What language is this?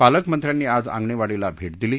Marathi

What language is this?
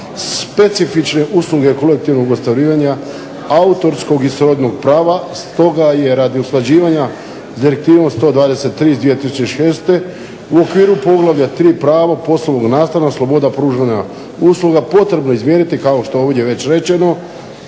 Croatian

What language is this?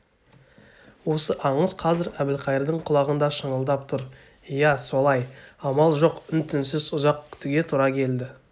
Kazakh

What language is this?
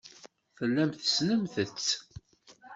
Kabyle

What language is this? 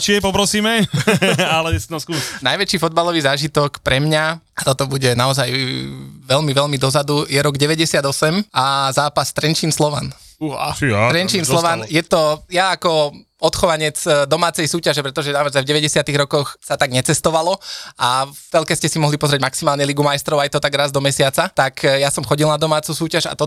Slovak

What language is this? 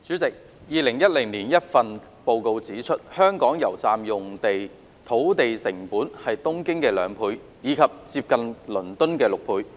Cantonese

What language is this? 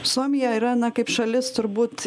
Lithuanian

